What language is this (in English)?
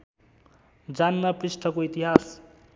Nepali